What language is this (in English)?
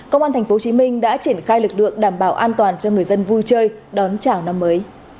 Vietnamese